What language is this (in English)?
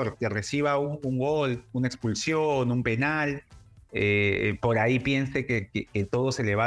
Spanish